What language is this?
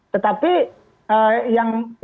Indonesian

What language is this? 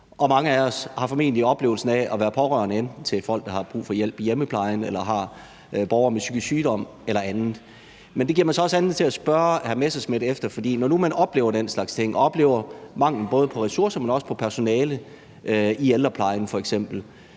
Danish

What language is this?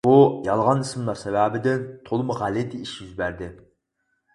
Uyghur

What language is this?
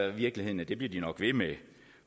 Danish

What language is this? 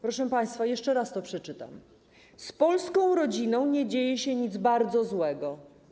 Polish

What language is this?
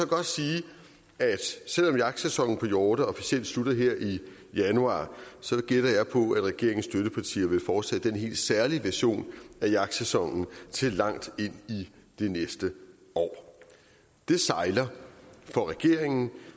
Danish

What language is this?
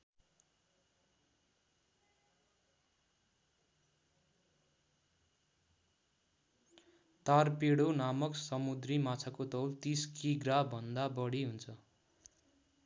Nepali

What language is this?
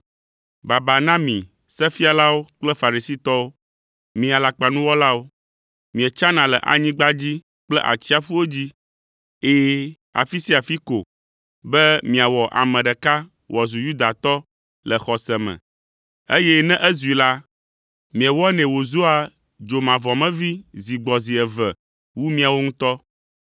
Ewe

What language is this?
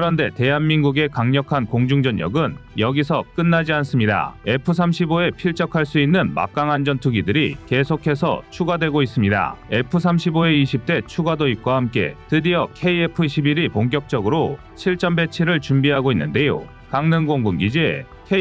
Korean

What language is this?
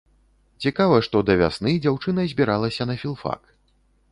Belarusian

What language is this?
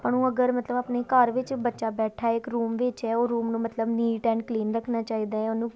Punjabi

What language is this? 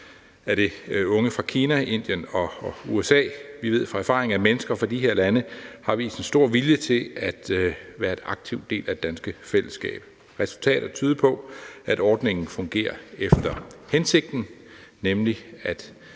Danish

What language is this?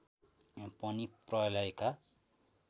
Nepali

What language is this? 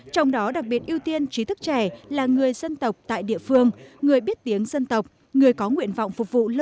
Vietnamese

